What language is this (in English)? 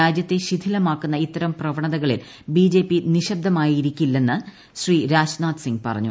Malayalam